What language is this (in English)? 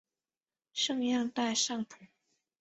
Chinese